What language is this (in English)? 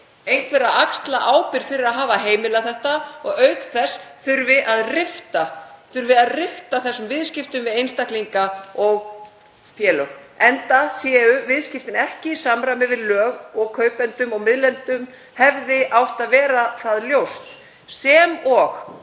Icelandic